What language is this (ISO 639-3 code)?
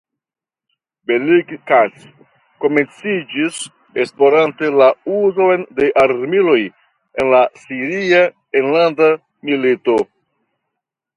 epo